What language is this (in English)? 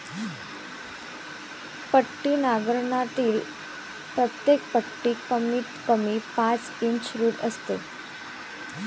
Marathi